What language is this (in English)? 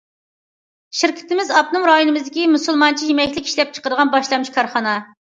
Uyghur